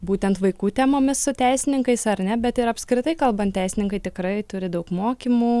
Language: Lithuanian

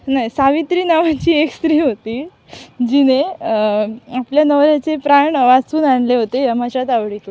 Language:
Marathi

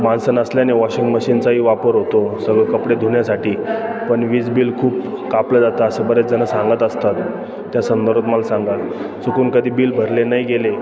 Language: Marathi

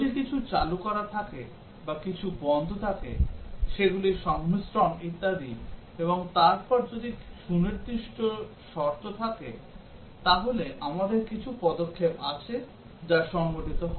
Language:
Bangla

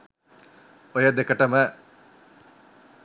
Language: Sinhala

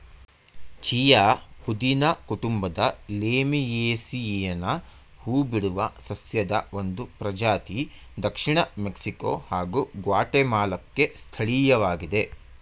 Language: Kannada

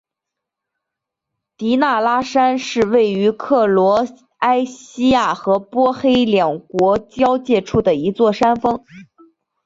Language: Chinese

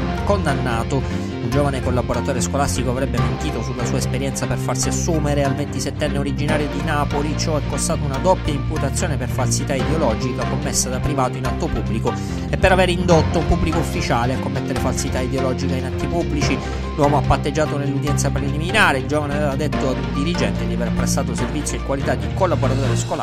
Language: Italian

